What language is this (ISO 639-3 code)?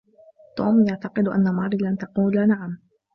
ara